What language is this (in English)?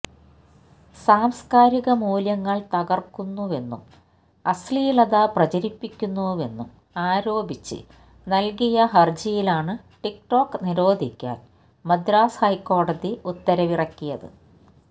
Malayalam